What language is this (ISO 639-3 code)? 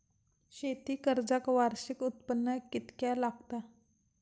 mar